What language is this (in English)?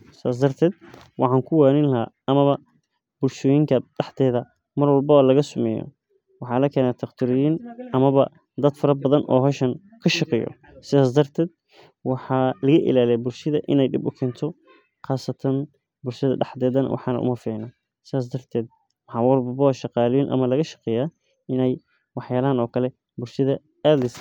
Somali